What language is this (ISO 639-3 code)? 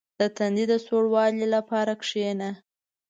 pus